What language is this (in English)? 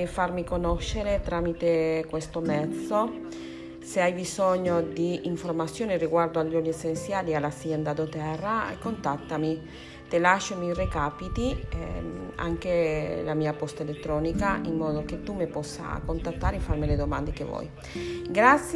Italian